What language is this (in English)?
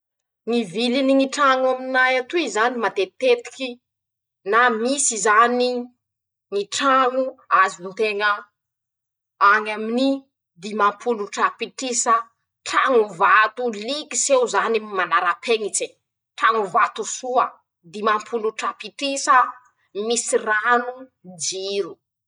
Masikoro Malagasy